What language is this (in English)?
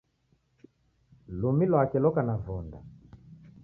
Taita